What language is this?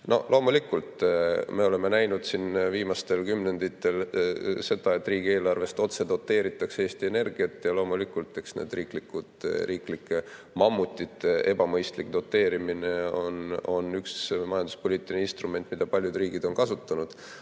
Estonian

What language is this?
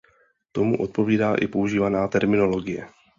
Czech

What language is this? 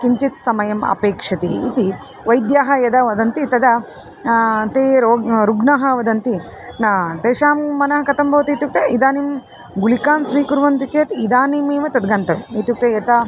Sanskrit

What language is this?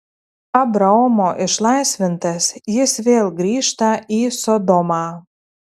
Lithuanian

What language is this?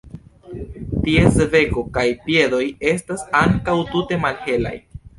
Esperanto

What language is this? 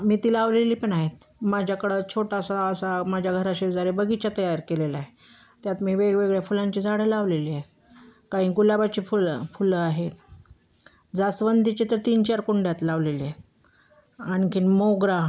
Marathi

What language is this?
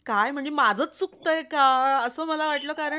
Marathi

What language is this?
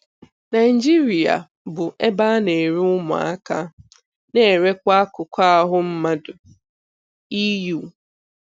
Igbo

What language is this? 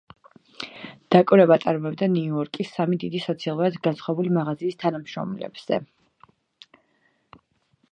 Georgian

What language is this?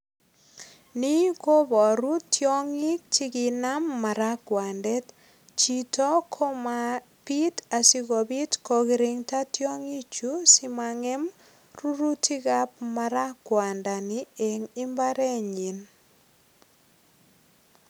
Kalenjin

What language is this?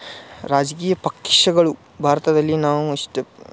Kannada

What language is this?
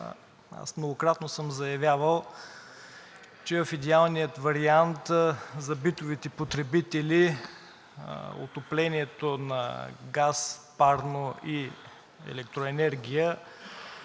Bulgarian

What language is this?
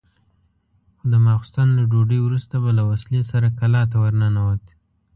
Pashto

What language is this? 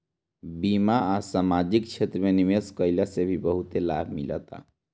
Bhojpuri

